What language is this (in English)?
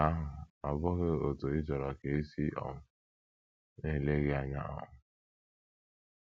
Igbo